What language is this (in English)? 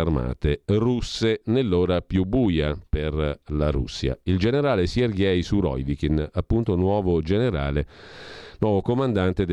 Italian